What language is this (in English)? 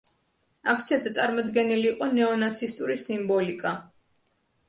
Georgian